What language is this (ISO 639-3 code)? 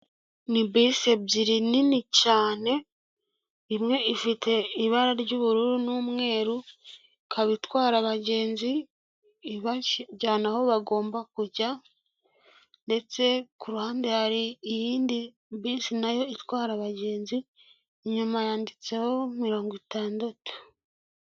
kin